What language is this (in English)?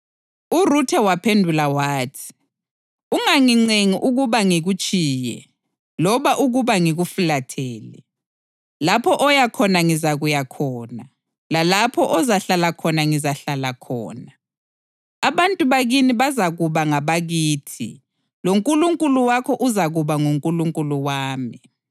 North Ndebele